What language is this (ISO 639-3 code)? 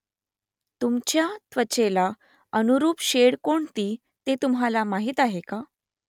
mar